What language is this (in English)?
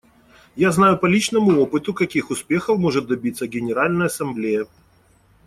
Russian